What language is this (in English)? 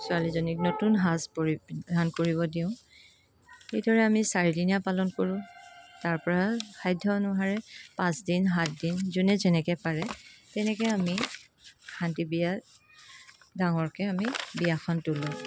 Assamese